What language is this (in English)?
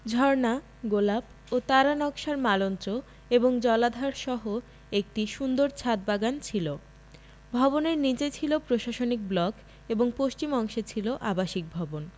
Bangla